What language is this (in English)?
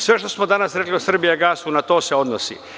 Serbian